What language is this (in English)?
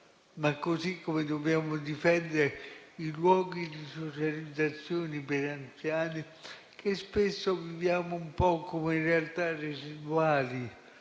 Italian